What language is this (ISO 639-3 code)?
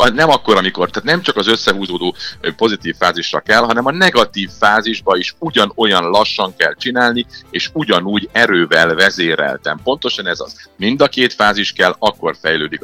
hun